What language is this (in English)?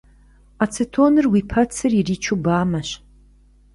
Kabardian